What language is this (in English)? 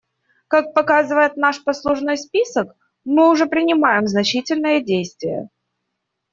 Russian